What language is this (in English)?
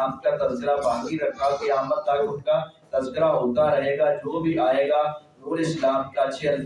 Urdu